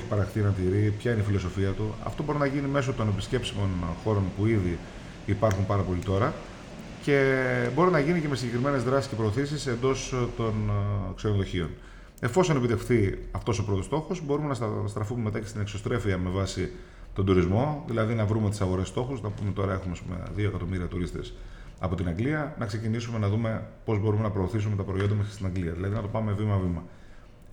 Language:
Greek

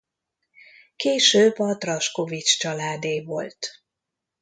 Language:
Hungarian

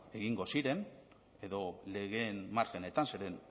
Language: Basque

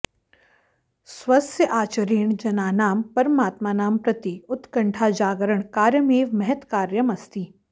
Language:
Sanskrit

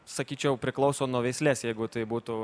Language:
Lithuanian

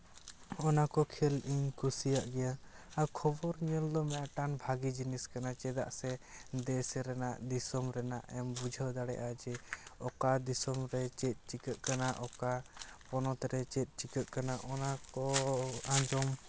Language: Santali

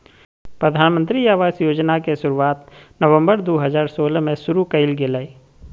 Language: Magahi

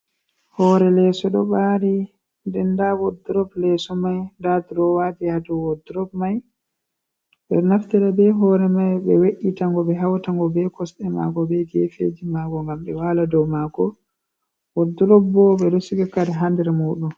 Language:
Fula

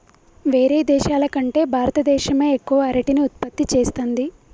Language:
Telugu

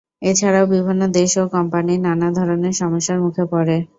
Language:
Bangla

